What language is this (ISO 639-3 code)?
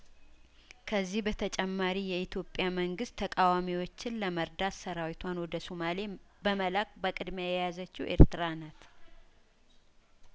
amh